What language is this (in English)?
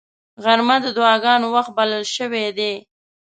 Pashto